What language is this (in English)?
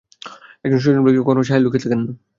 Bangla